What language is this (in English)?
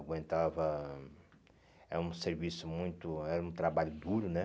Portuguese